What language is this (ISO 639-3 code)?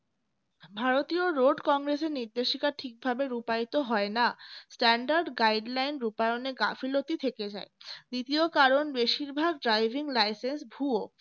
ben